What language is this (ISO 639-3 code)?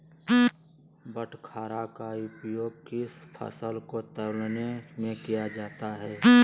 mag